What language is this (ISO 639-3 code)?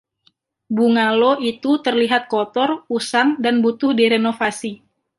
ind